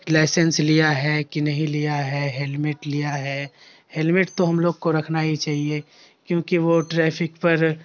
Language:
Urdu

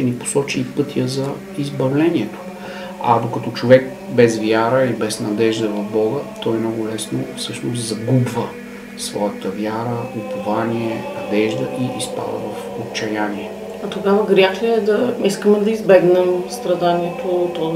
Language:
Bulgarian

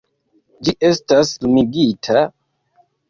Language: Esperanto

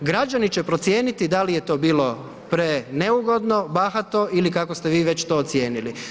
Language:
Croatian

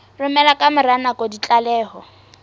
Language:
Southern Sotho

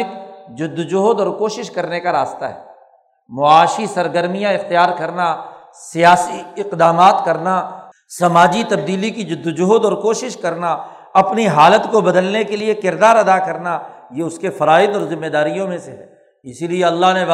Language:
Urdu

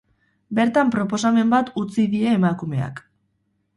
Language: Basque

